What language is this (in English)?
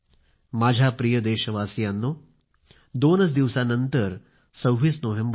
Marathi